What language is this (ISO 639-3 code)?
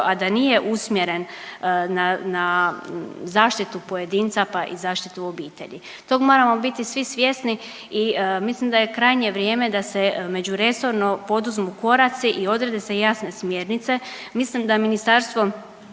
hrv